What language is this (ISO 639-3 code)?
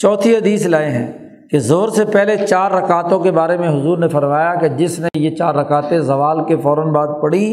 urd